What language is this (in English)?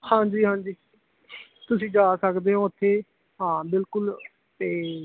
Punjabi